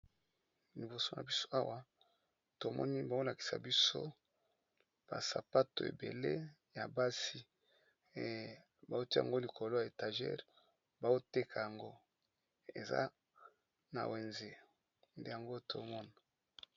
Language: Lingala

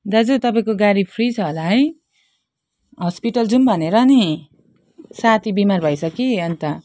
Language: Nepali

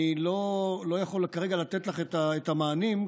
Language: Hebrew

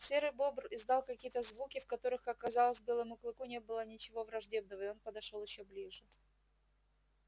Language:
Russian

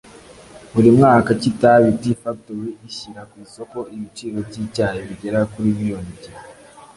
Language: Kinyarwanda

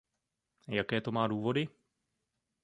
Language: Czech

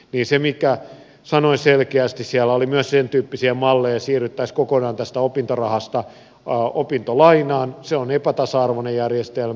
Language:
Finnish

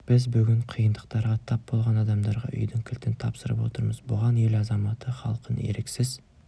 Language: Kazakh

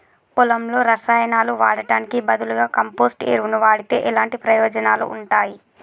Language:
Telugu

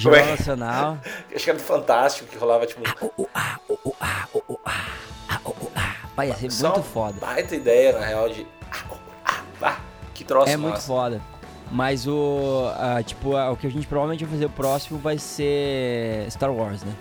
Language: Portuguese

